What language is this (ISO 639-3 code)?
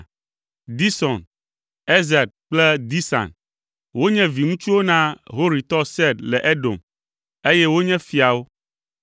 ewe